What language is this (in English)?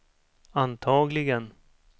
Swedish